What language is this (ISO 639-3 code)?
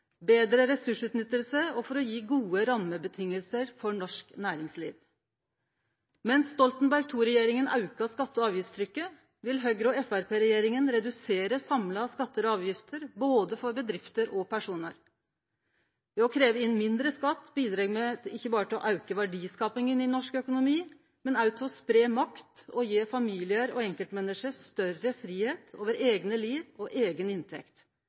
nno